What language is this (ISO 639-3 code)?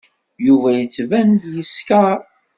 kab